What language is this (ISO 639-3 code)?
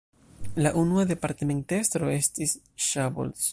epo